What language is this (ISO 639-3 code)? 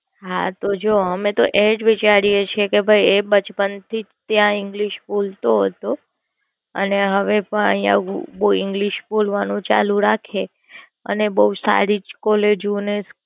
guj